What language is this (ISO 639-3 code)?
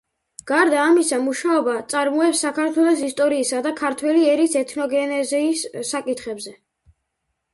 kat